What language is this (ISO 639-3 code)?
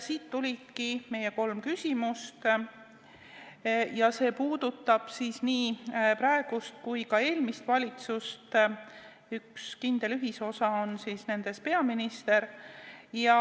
est